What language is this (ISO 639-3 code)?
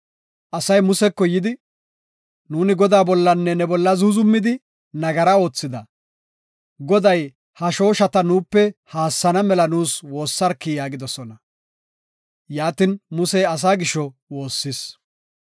gof